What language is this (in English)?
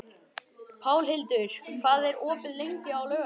Icelandic